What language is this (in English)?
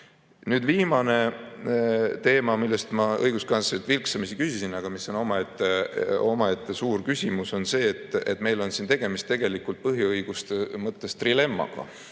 Estonian